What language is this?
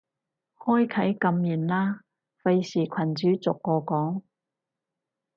Cantonese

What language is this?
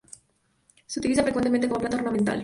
Spanish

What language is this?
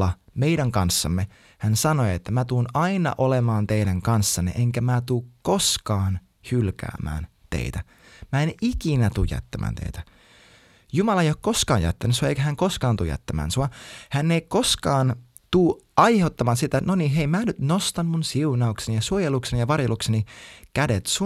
Finnish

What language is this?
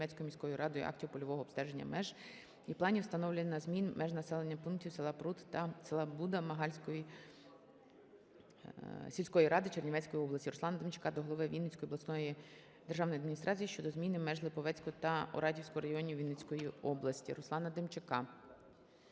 Ukrainian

